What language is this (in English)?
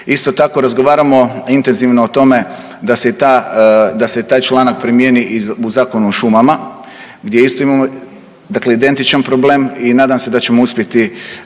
Croatian